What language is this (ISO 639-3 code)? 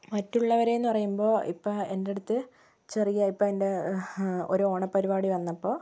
mal